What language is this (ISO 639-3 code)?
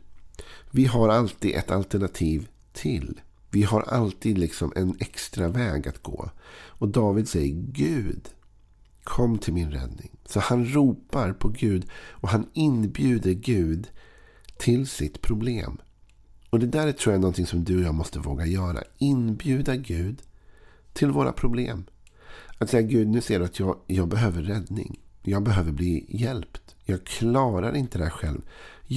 swe